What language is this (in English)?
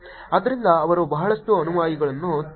Kannada